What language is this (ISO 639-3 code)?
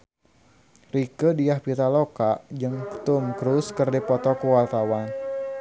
sun